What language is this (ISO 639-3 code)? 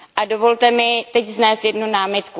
ces